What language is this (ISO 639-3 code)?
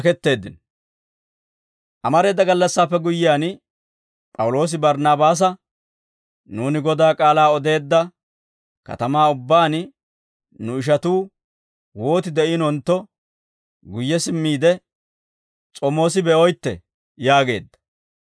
dwr